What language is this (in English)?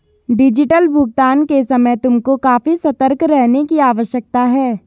Hindi